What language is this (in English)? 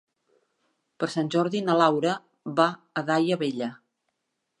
Catalan